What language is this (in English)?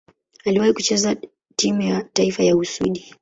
Swahili